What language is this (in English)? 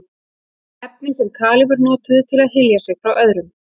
Icelandic